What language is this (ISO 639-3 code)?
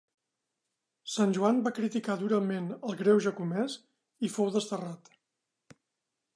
cat